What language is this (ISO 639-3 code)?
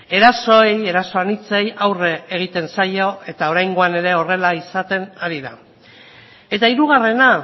eus